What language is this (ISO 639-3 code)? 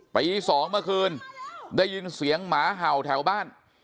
tha